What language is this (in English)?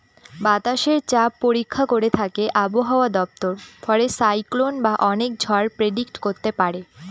Bangla